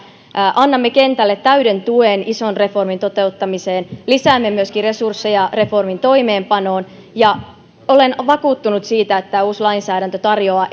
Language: Finnish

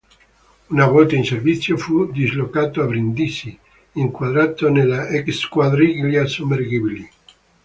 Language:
Italian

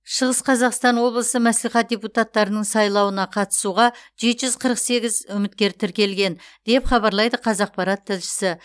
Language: Kazakh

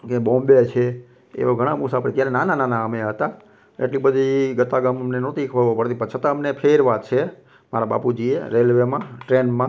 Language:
Gujarati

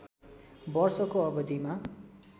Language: Nepali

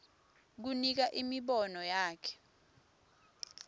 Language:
Swati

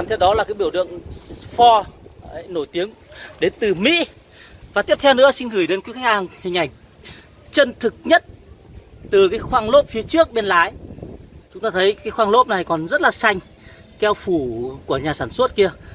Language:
Vietnamese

